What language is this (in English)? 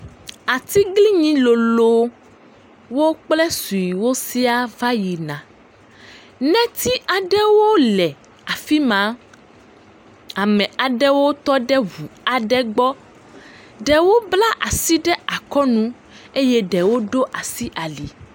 Ewe